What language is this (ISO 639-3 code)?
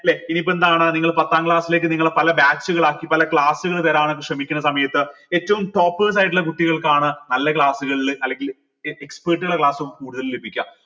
mal